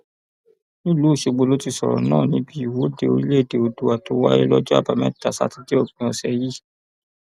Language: Yoruba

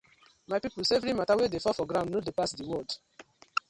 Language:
Nigerian Pidgin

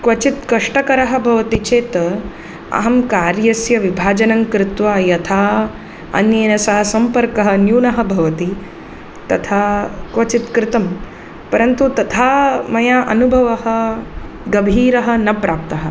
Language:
Sanskrit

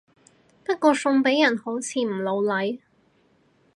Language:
Cantonese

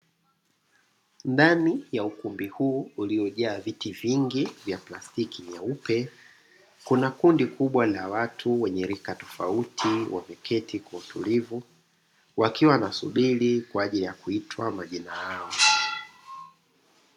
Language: Swahili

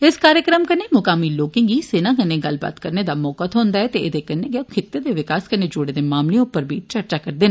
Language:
Dogri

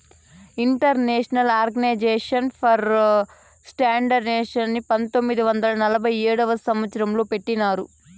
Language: Telugu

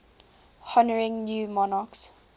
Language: English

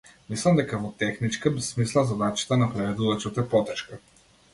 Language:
Macedonian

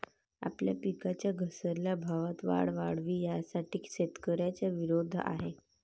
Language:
Marathi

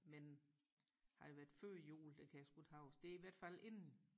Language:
Danish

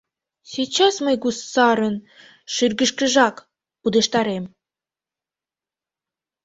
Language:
Mari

